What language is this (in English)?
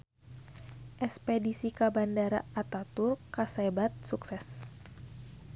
Sundanese